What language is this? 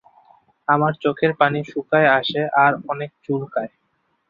Bangla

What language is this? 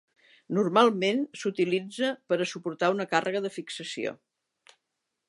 Catalan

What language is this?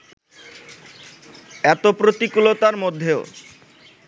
Bangla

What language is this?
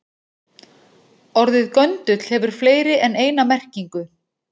Icelandic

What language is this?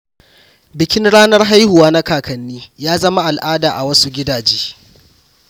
Hausa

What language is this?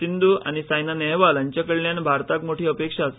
Konkani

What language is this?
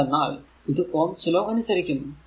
Malayalam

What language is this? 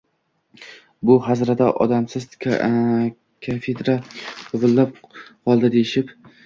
Uzbek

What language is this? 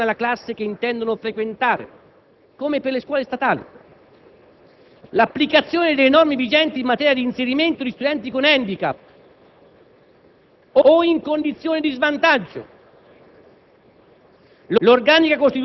Italian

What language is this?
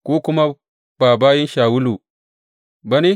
Hausa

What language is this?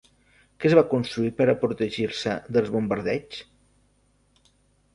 Catalan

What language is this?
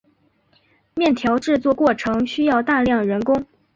Chinese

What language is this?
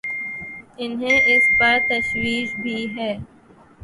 Urdu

